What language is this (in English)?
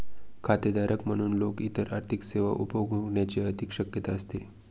Marathi